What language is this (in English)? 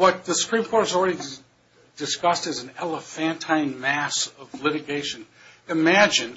English